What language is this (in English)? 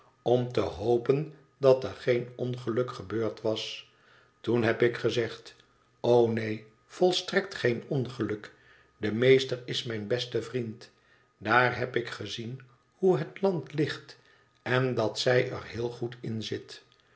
Dutch